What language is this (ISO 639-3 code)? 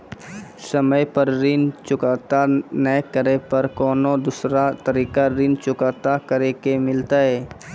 mai